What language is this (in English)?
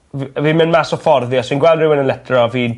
Welsh